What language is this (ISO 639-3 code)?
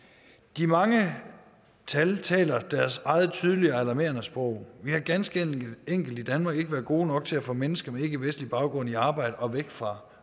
dan